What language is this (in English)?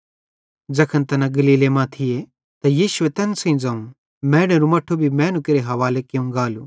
Bhadrawahi